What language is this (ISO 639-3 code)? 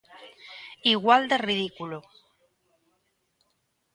glg